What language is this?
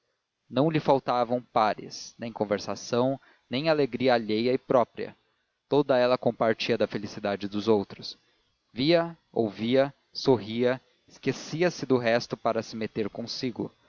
Portuguese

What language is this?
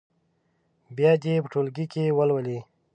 Pashto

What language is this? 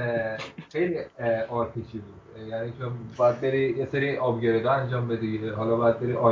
Persian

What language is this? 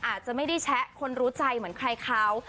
Thai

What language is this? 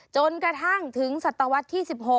Thai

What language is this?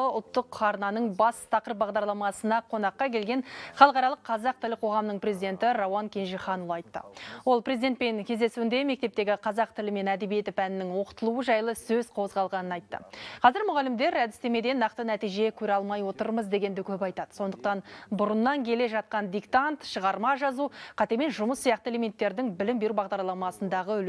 Arabic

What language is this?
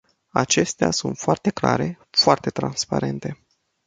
Romanian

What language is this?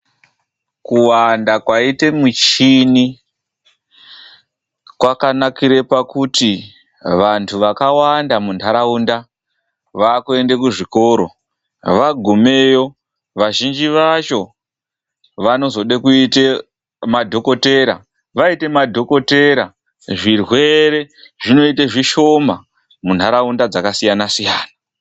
Ndau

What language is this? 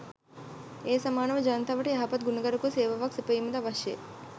Sinhala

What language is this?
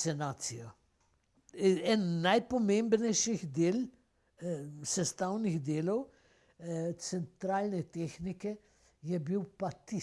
Italian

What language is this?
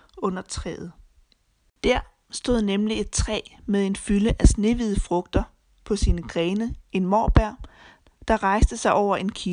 Danish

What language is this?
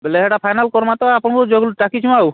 Odia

